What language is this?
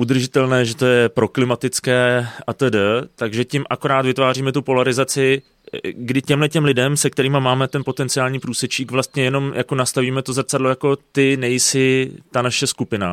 Czech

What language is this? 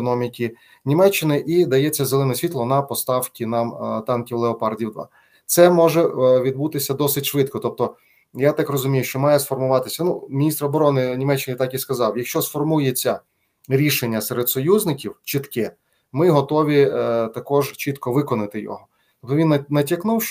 Ukrainian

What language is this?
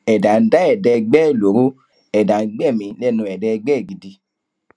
Yoruba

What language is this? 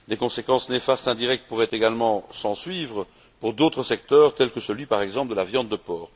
French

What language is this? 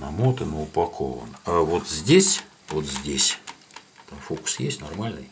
Russian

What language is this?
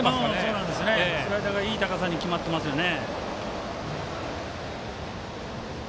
Japanese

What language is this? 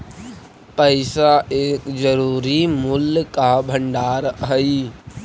Magahi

